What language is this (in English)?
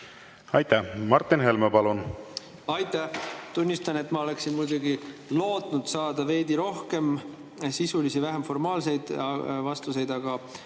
Estonian